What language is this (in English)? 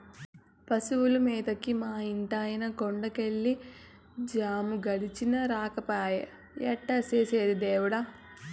Telugu